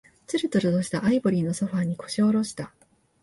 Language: Japanese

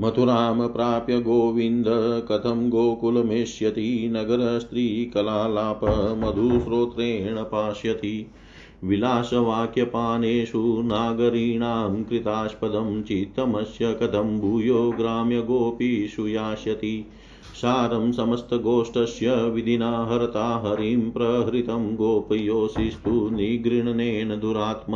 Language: Hindi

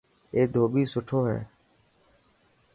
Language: Dhatki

